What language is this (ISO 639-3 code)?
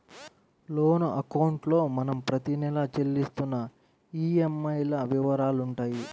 tel